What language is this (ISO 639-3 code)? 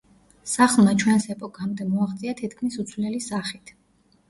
kat